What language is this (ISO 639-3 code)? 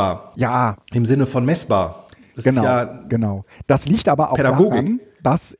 deu